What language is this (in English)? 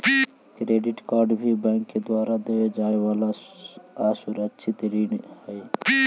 Magahi